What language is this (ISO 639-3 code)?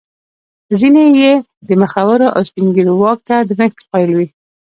pus